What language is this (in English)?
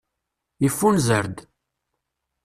Kabyle